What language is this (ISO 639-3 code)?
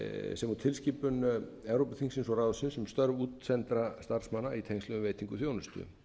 isl